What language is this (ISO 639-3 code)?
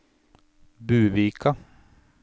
nor